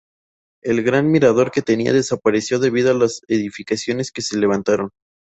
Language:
Spanish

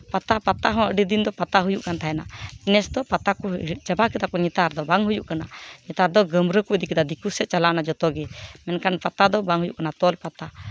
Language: Santali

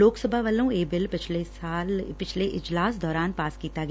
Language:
Punjabi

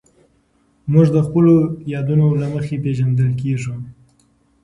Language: Pashto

